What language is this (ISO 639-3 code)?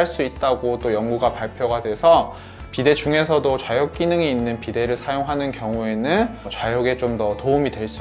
kor